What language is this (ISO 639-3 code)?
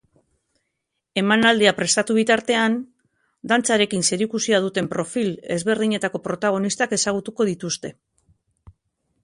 eus